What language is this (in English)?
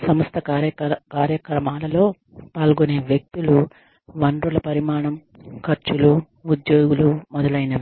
Telugu